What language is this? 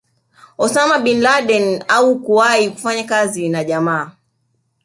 Swahili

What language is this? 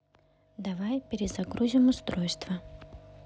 Russian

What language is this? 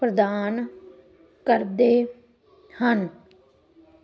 Punjabi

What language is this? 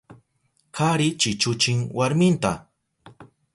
Southern Pastaza Quechua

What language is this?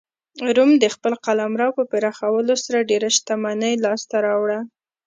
Pashto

